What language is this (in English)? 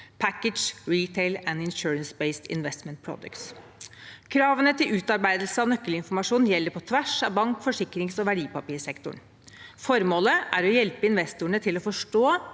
Norwegian